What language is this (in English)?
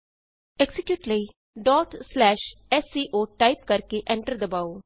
Punjabi